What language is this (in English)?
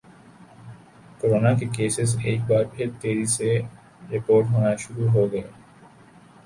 Urdu